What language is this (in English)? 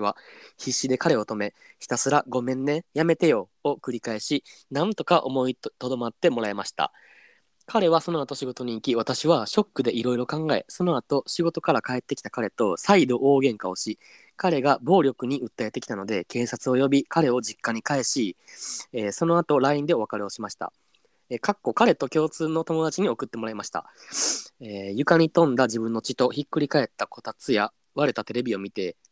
Japanese